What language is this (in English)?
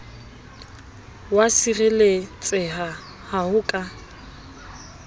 Southern Sotho